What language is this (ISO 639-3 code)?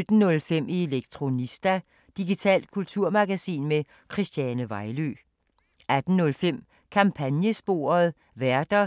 dan